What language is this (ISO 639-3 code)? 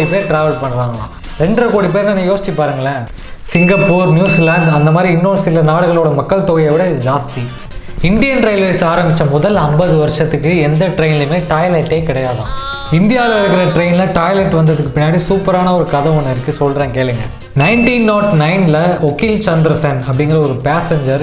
tam